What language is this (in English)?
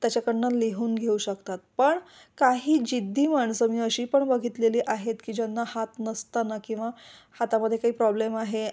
Marathi